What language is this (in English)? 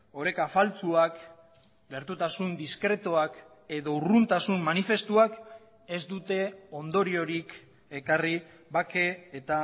Basque